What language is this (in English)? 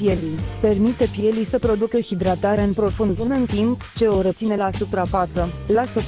Romanian